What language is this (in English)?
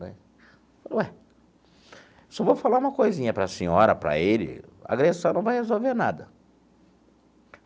Portuguese